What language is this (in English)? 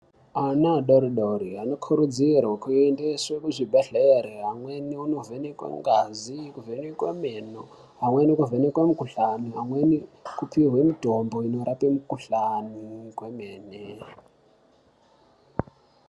Ndau